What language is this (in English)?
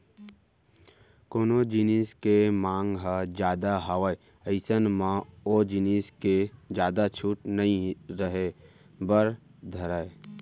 Chhattisgarhi